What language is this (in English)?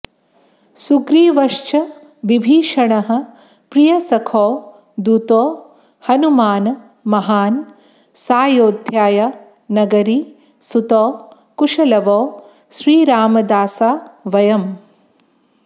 Sanskrit